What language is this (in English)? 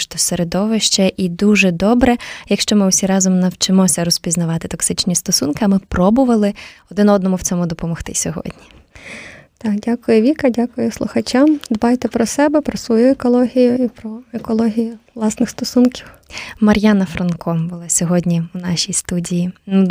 Ukrainian